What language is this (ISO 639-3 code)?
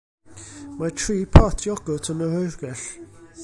cym